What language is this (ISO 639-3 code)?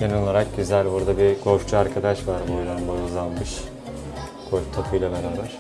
tur